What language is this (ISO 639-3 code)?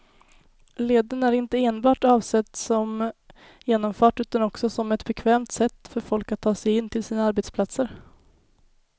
swe